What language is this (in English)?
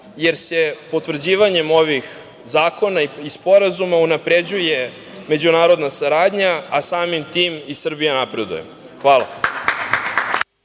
Serbian